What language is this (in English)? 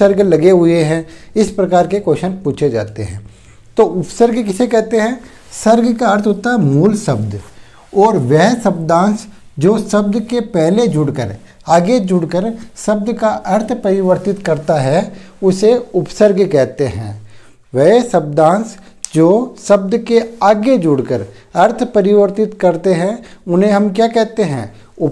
Hindi